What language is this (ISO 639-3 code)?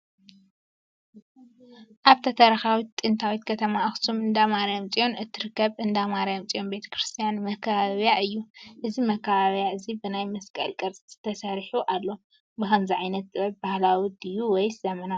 tir